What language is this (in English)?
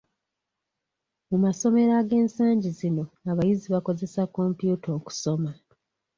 Ganda